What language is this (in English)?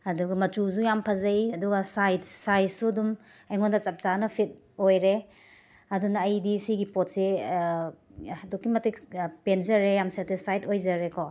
Manipuri